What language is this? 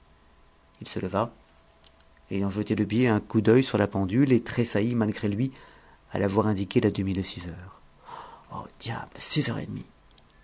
French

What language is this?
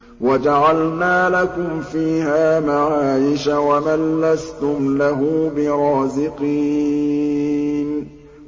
Arabic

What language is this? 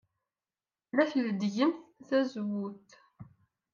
Kabyle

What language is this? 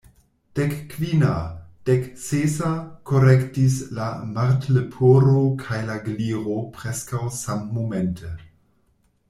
Esperanto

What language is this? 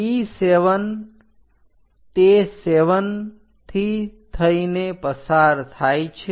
Gujarati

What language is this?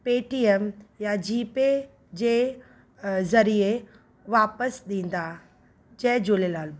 Sindhi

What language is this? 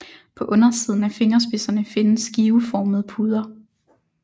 Danish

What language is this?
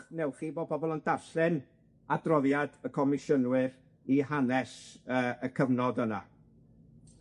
Welsh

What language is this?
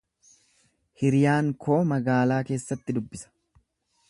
Oromo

